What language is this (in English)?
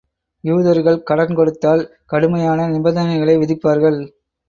Tamil